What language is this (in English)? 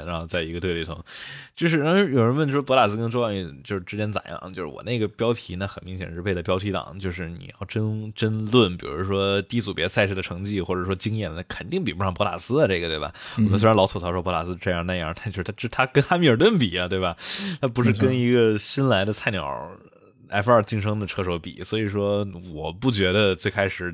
Chinese